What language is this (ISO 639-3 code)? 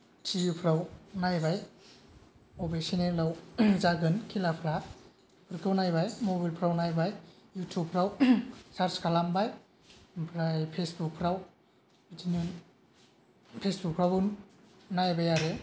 brx